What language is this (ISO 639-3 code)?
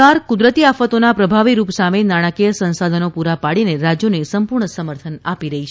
guj